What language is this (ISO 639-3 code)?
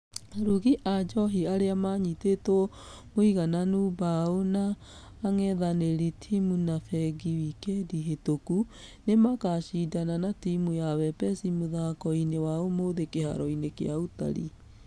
kik